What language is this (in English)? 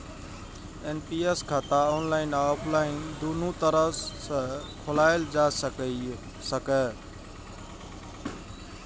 Maithili